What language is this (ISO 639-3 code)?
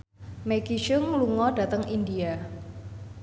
jav